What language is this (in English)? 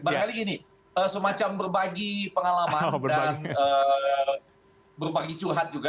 Indonesian